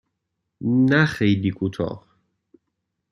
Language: Persian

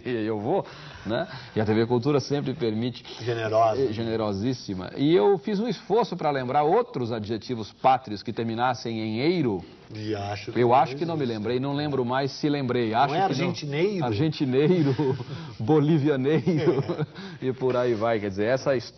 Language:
Portuguese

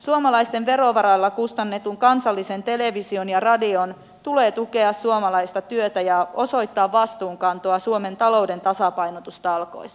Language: Finnish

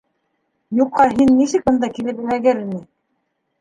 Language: Bashkir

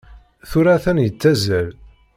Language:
Kabyle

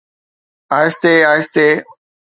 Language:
Sindhi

